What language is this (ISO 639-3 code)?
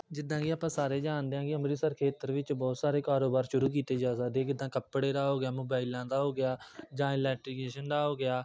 pan